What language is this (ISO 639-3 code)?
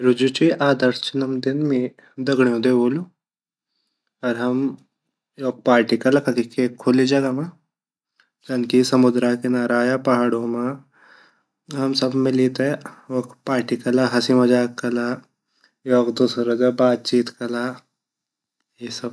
gbm